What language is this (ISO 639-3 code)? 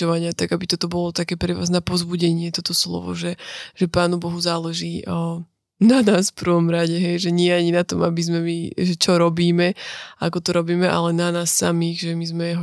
slk